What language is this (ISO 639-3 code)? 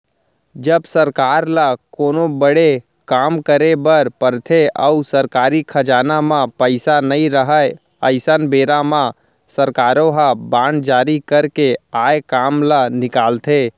hne